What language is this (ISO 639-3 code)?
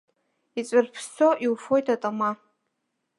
abk